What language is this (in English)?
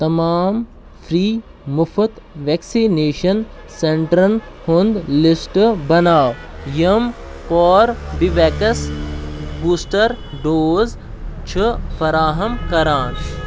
Kashmiri